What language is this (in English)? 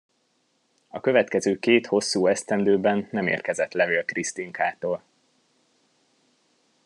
Hungarian